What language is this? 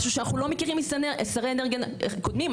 Hebrew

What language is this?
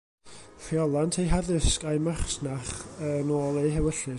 Welsh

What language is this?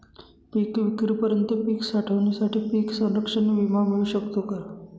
Marathi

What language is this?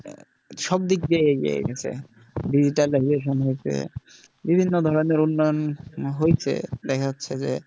Bangla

